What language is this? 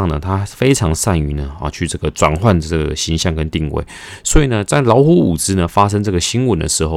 Chinese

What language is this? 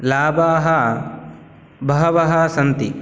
Sanskrit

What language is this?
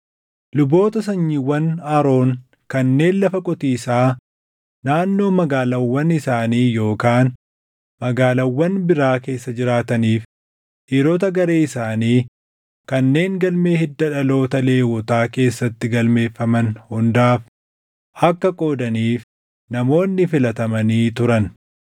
Oromo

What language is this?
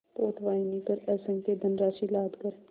Hindi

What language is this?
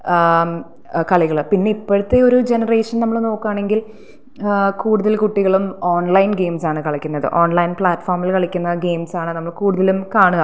Malayalam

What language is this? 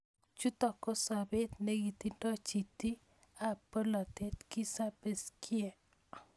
Kalenjin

